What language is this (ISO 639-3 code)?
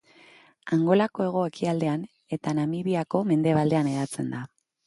eus